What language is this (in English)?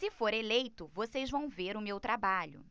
Portuguese